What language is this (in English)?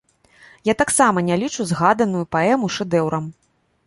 Belarusian